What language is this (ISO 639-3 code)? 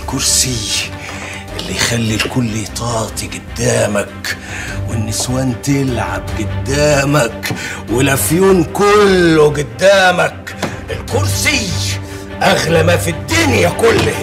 ara